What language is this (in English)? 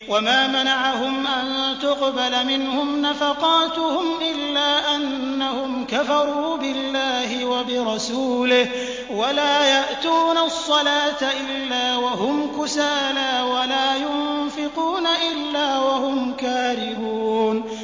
Arabic